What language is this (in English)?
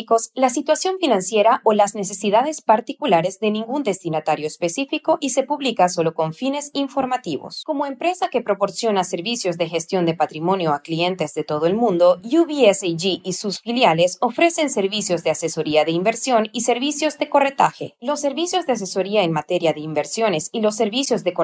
Spanish